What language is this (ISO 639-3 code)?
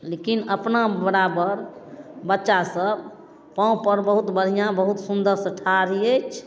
mai